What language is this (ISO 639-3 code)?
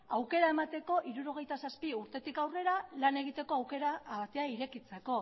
eus